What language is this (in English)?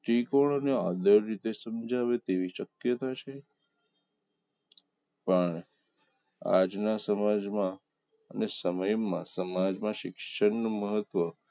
Gujarati